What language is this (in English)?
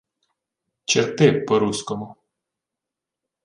Ukrainian